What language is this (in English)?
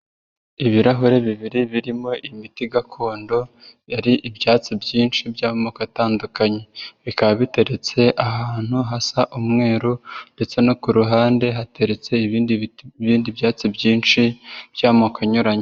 Kinyarwanda